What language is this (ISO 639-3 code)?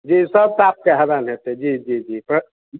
mai